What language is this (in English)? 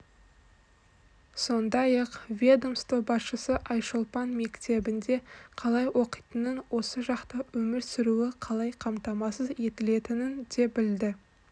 Kazakh